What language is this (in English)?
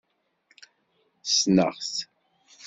Kabyle